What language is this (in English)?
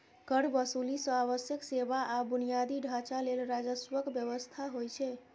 Maithili